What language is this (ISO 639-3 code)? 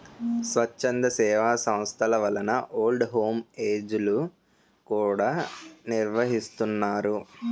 tel